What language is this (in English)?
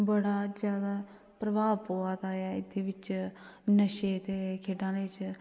Dogri